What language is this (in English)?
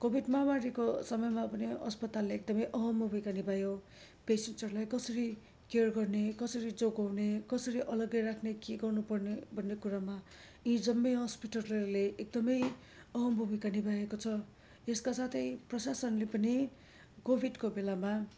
Nepali